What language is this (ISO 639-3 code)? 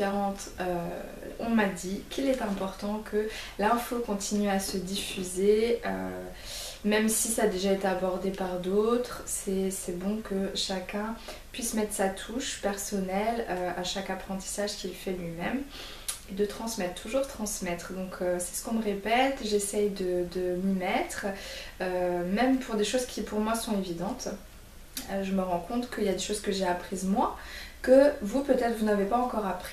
fra